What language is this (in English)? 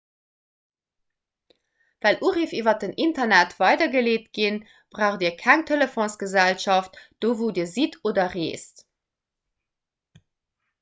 Luxembourgish